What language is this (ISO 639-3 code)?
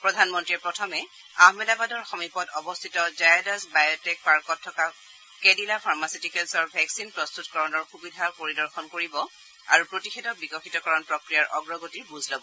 asm